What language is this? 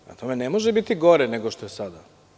Serbian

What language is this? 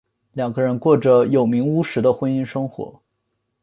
Chinese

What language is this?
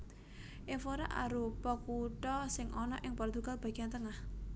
Javanese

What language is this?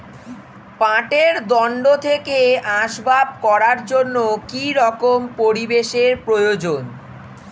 Bangla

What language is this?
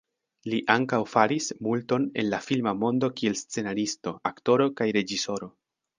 Esperanto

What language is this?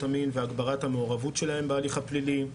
Hebrew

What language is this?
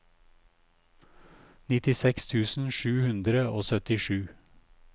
Norwegian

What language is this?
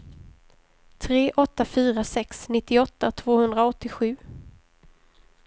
Swedish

